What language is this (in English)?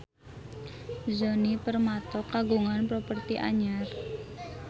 Sundanese